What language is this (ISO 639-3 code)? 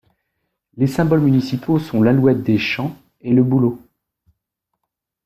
fra